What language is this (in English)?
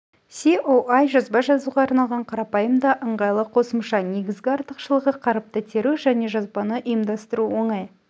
Kazakh